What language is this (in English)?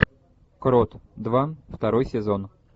Russian